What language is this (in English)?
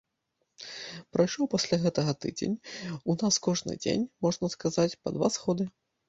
Belarusian